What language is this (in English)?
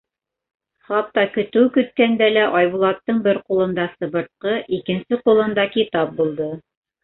Bashkir